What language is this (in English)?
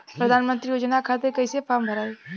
Bhojpuri